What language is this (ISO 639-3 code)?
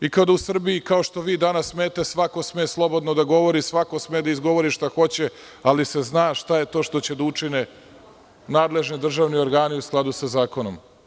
srp